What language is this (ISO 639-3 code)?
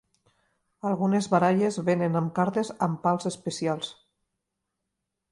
cat